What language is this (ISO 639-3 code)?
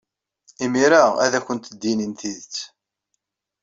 kab